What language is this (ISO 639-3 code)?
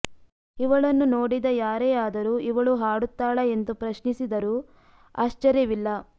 kan